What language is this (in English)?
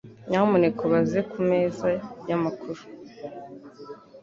Kinyarwanda